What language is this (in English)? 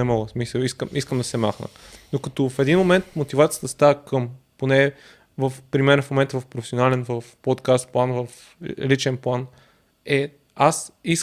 Bulgarian